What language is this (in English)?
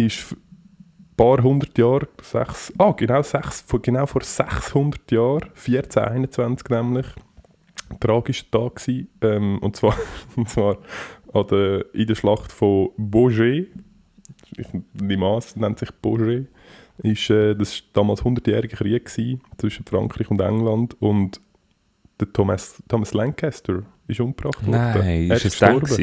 German